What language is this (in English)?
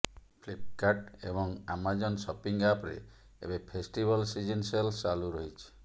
Odia